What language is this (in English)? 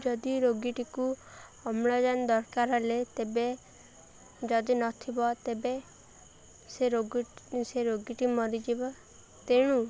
Odia